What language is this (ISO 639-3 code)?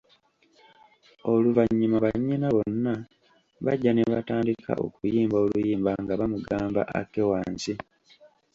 lug